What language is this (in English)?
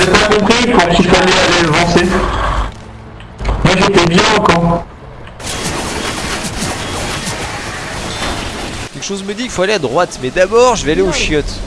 French